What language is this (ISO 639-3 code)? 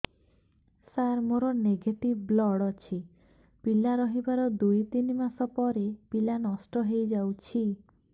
ori